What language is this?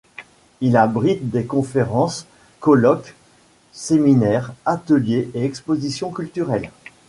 French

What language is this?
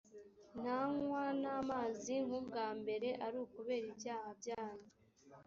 Kinyarwanda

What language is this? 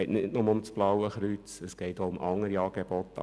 Swiss German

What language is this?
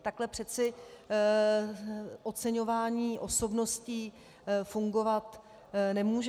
Czech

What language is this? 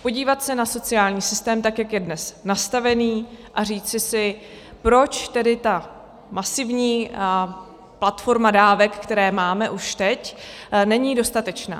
Czech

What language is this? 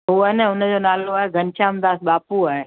Sindhi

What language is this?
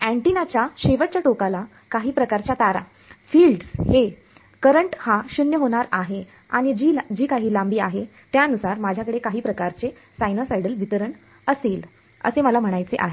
Marathi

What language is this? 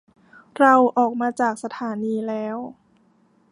Thai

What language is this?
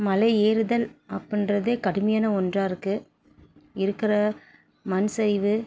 Tamil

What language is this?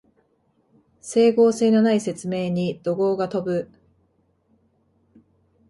Japanese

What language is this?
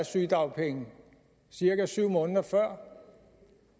Danish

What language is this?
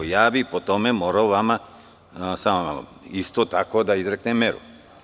Serbian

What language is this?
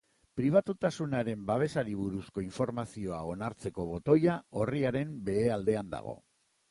Basque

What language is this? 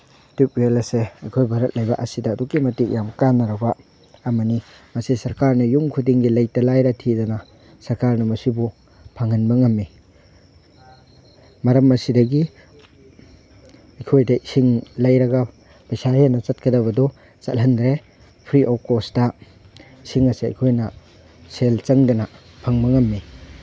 Manipuri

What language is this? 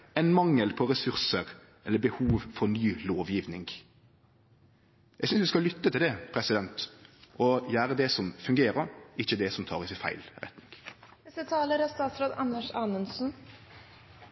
Norwegian Nynorsk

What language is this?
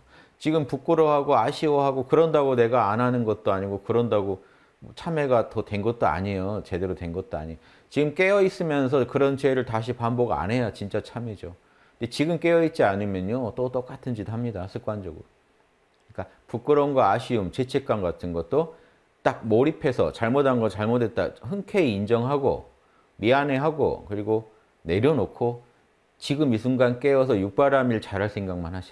Korean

